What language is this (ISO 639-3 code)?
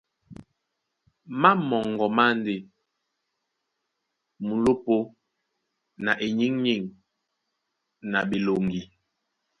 dua